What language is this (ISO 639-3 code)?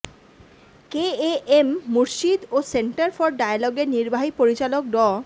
ben